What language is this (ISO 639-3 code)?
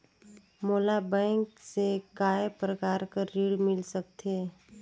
hne